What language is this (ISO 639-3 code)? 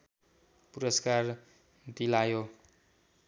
nep